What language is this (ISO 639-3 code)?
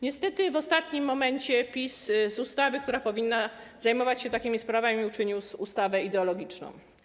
pol